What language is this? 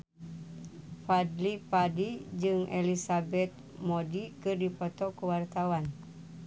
Sundanese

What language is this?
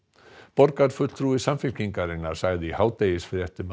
Icelandic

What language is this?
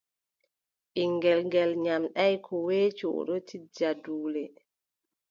Adamawa Fulfulde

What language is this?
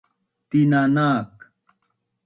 Bunun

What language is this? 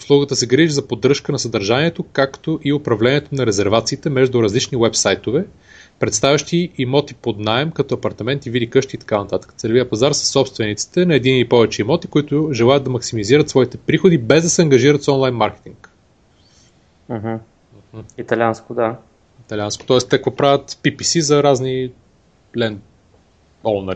Bulgarian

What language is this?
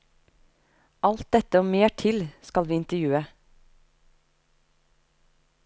Norwegian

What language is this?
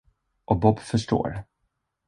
Swedish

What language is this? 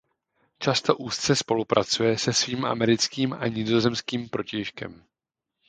Czech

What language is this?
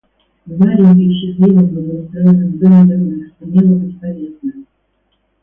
Russian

